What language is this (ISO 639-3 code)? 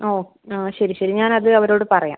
mal